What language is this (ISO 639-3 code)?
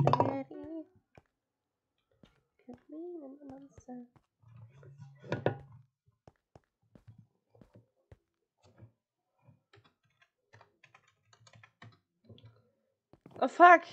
deu